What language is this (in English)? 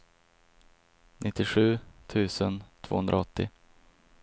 Swedish